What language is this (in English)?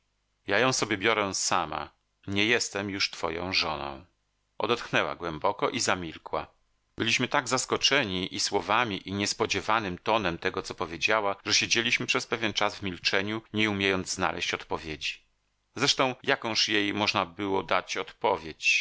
Polish